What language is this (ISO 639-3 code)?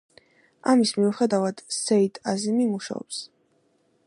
kat